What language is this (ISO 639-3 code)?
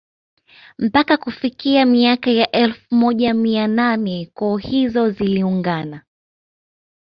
swa